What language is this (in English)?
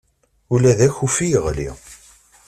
Kabyle